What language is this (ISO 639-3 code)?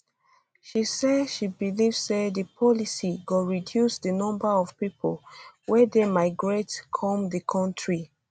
pcm